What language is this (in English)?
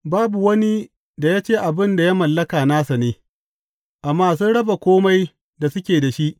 Hausa